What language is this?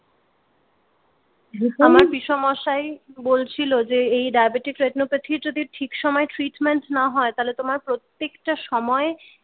Bangla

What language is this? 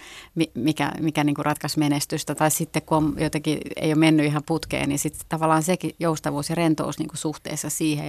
Finnish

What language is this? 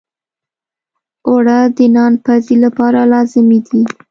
Pashto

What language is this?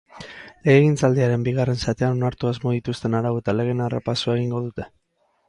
Basque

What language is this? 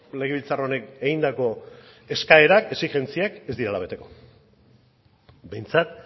Basque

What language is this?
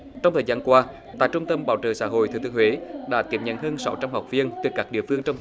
Vietnamese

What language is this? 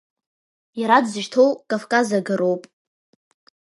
Abkhazian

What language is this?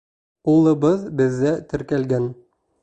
Bashkir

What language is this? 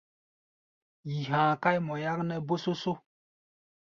Gbaya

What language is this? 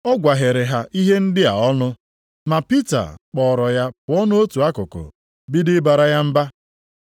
Igbo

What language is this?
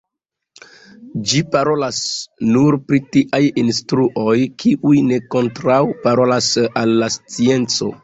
Esperanto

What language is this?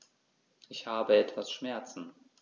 German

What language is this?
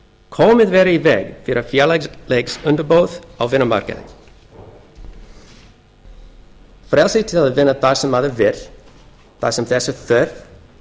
Icelandic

